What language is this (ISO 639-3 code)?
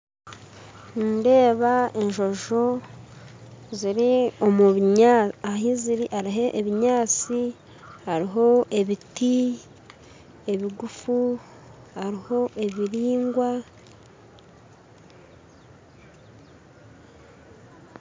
nyn